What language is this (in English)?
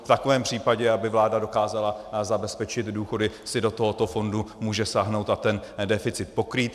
Czech